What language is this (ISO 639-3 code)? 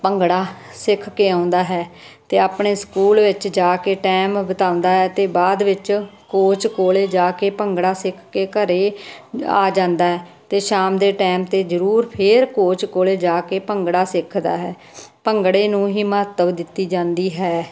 pan